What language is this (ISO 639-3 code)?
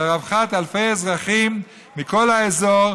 heb